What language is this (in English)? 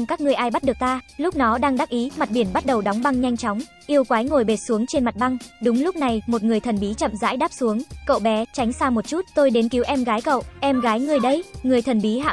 Vietnamese